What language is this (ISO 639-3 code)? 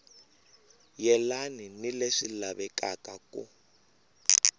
tso